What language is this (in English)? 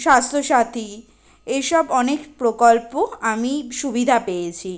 Bangla